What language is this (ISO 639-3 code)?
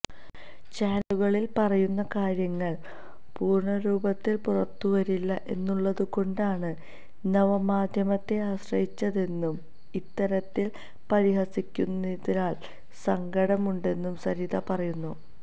mal